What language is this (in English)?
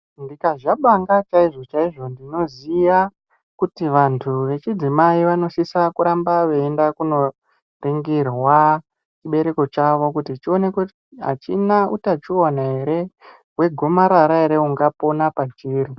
Ndau